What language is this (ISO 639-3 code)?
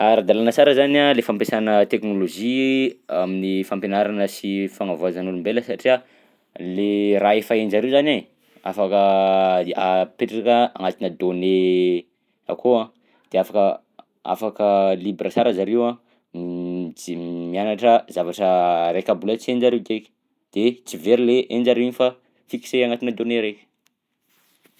bzc